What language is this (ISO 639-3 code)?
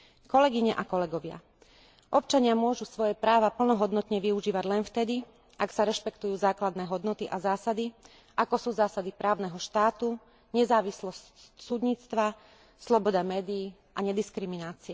slk